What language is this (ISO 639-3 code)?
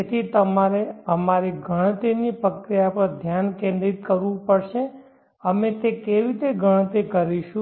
guj